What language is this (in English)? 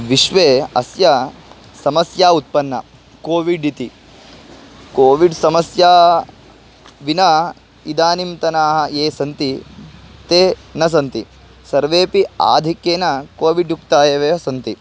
Sanskrit